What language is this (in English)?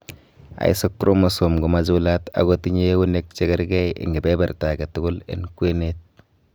Kalenjin